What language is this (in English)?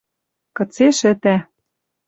Western Mari